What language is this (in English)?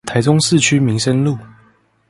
Chinese